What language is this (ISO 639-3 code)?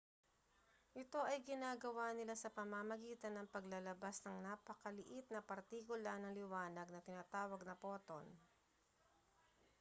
fil